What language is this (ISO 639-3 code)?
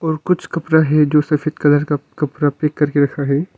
hin